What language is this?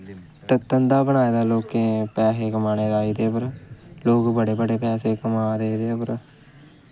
Dogri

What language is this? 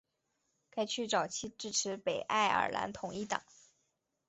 Chinese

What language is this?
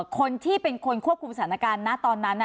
Thai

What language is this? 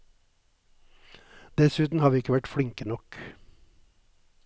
Norwegian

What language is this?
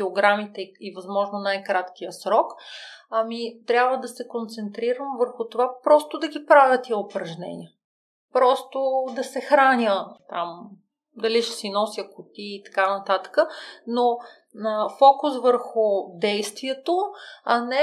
Bulgarian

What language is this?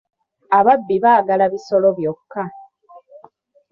Ganda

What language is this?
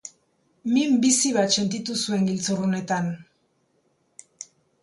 Basque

